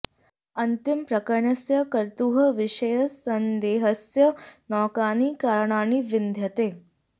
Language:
Sanskrit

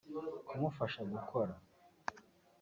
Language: Kinyarwanda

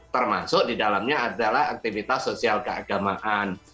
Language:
Indonesian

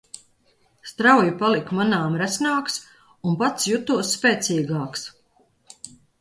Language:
Latvian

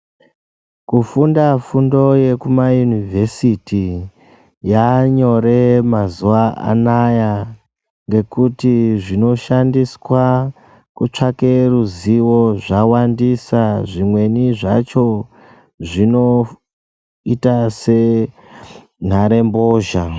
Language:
Ndau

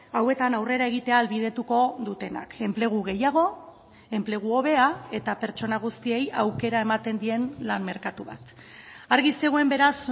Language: Basque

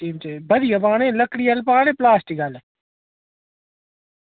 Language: Dogri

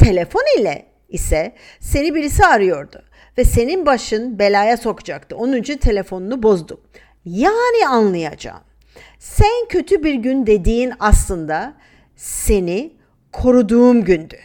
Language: Turkish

